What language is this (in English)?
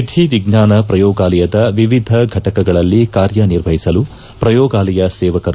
Kannada